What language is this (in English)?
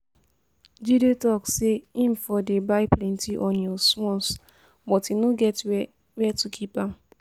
Nigerian Pidgin